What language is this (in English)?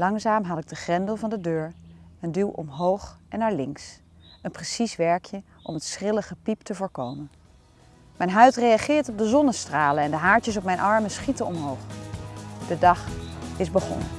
Dutch